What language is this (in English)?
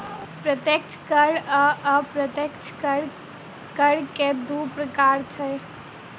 Maithili